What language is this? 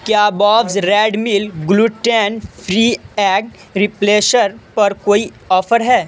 Urdu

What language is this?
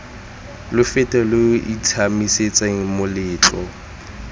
Tswana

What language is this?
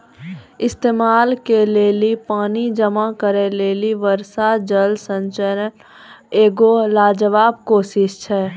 Maithili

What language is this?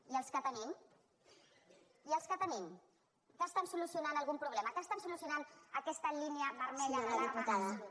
Catalan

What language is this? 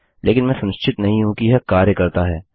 Hindi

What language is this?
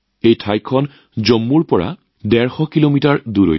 Assamese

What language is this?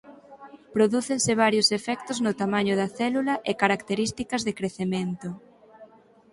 Galician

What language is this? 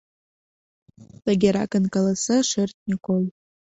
Mari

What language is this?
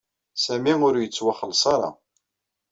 Kabyle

